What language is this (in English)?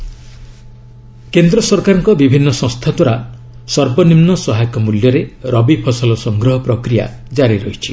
Odia